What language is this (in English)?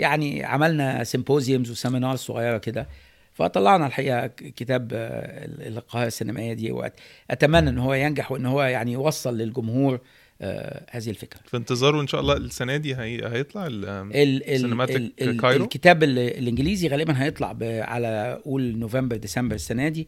Arabic